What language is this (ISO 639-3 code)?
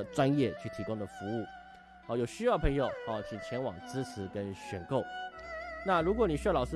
zho